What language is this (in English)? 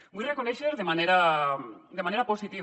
Catalan